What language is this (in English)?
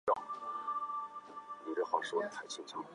Chinese